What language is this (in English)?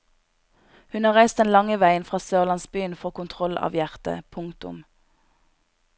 Norwegian